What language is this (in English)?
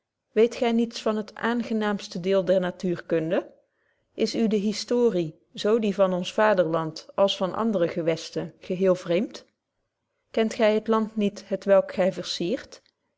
Dutch